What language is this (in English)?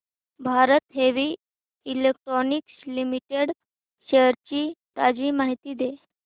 Marathi